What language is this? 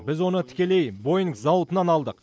Kazakh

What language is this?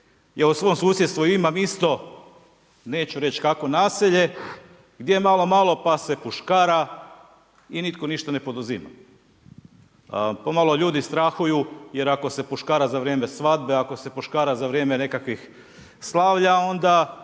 Croatian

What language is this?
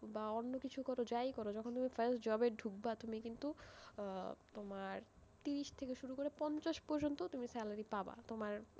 Bangla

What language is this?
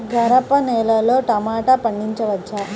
Telugu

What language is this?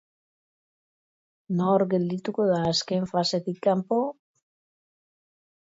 Basque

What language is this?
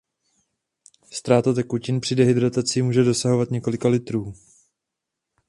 Czech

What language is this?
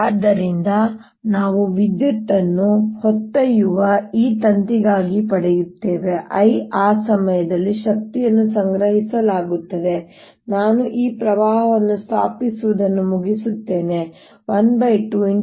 Kannada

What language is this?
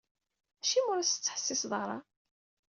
Kabyle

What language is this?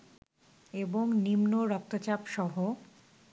Bangla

